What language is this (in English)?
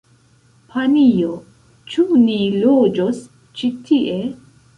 Esperanto